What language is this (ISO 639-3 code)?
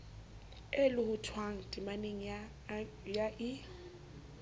sot